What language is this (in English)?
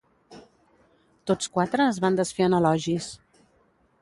Catalan